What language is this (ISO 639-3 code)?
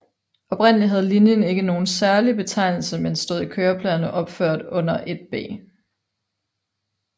dan